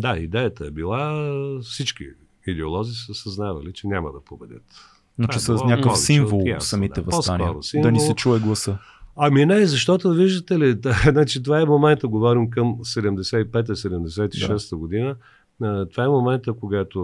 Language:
Bulgarian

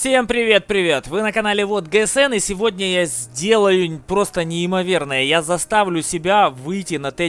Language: Russian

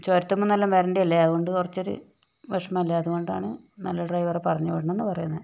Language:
Malayalam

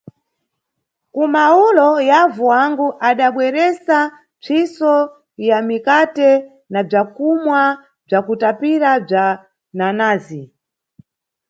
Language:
Nyungwe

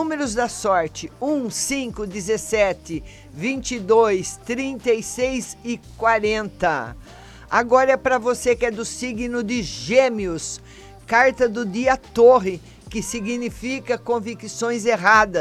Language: Portuguese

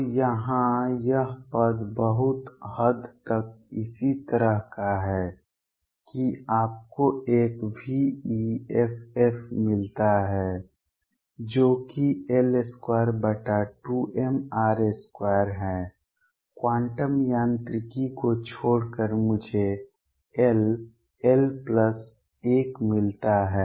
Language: Hindi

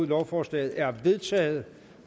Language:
Danish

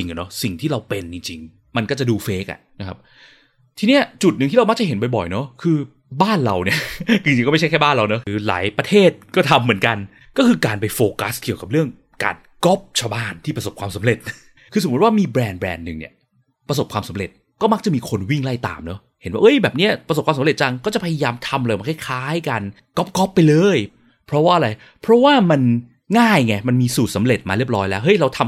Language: Thai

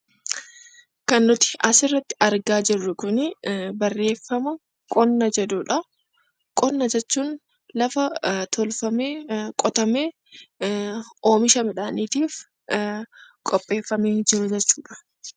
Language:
Oromo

